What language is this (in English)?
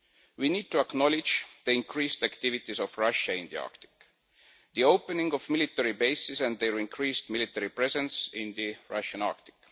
English